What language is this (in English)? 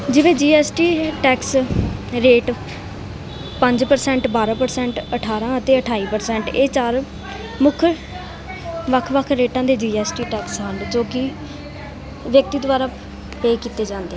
Punjabi